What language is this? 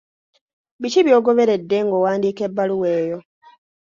Ganda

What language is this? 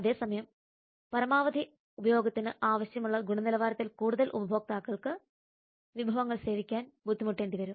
Malayalam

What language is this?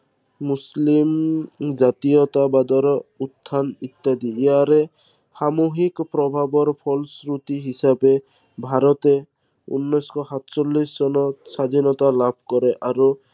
Assamese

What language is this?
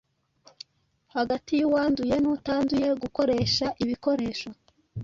Kinyarwanda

